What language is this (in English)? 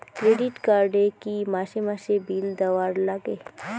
Bangla